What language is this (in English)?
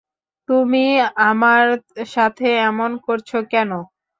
Bangla